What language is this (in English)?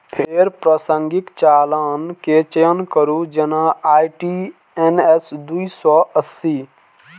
Maithili